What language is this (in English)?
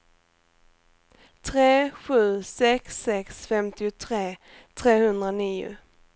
Swedish